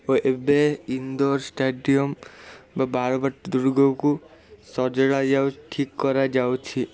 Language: Odia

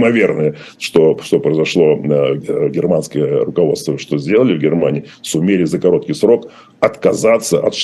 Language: Russian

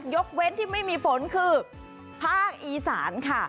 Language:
Thai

